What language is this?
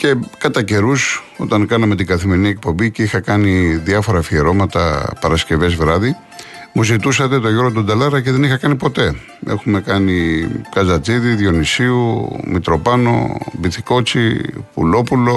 Greek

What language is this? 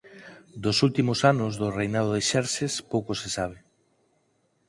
Galician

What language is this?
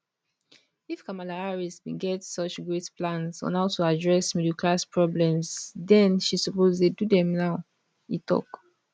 Nigerian Pidgin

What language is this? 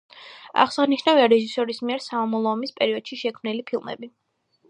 Georgian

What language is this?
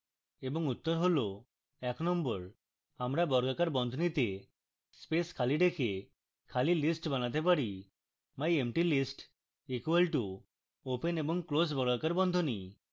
Bangla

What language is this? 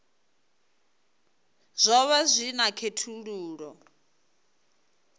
Venda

